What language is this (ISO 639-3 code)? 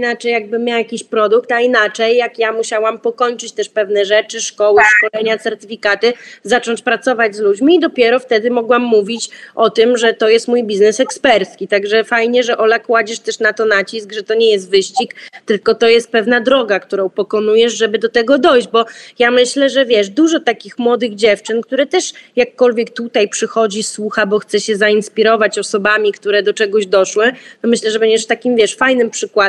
pol